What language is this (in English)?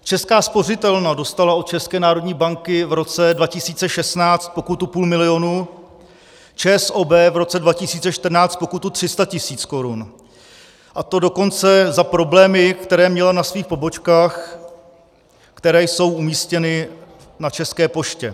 Czech